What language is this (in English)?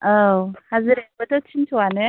Bodo